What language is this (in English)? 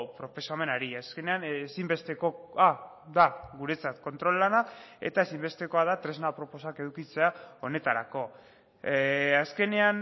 Basque